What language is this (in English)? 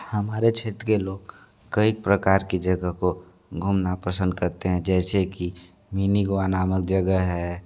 Hindi